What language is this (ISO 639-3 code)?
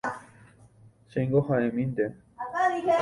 grn